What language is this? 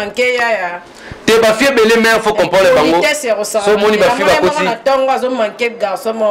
French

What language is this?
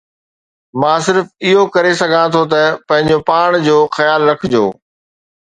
Sindhi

